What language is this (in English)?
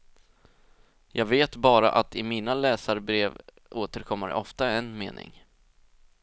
Swedish